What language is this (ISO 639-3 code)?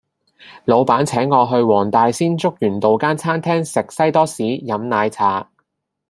yue